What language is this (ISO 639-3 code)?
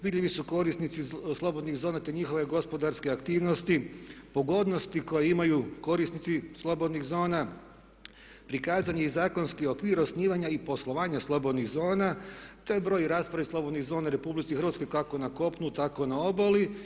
hrv